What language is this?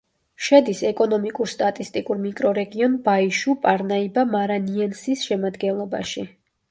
Georgian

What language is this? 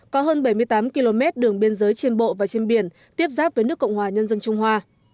Vietnamese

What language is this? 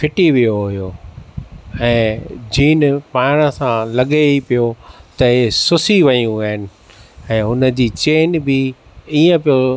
Sindhi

